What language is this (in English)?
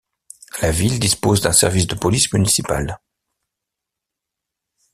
French